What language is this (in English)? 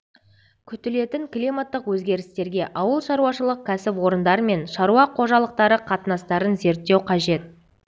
Kazakh